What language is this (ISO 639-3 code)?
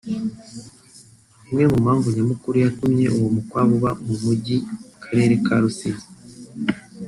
kin